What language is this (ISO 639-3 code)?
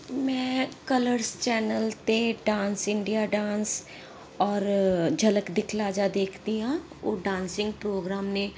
pan